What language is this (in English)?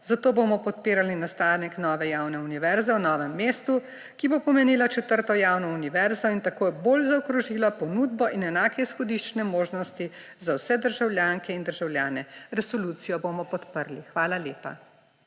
Slovenian